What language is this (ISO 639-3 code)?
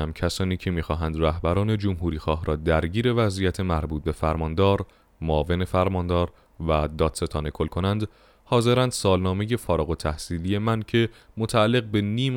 fas